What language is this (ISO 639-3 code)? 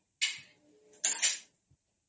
ori